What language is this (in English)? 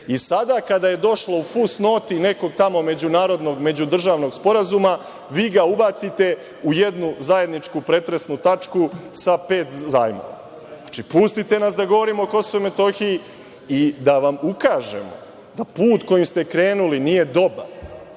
Serbian